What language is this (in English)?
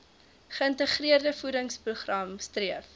Afrikaans